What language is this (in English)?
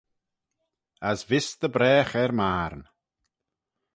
Manx